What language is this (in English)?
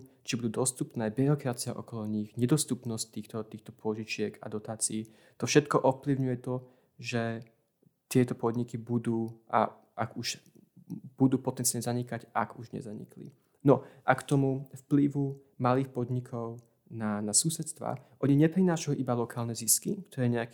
Slovak